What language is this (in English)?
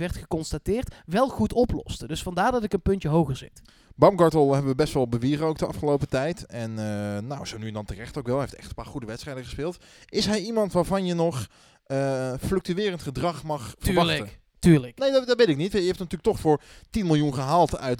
Dutch